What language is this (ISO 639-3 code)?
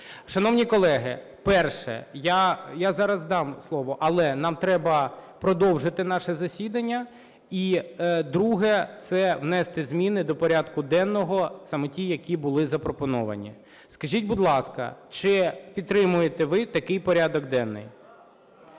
ukr